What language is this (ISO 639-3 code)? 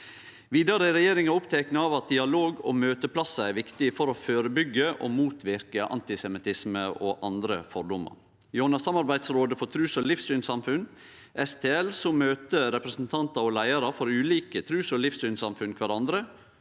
nor